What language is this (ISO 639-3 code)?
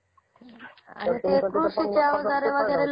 mar